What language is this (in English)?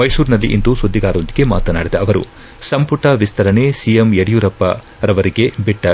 Kannada